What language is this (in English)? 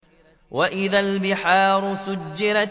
Arabic